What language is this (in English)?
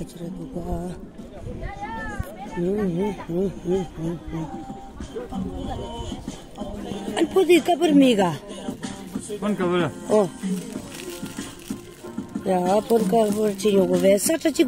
Romanian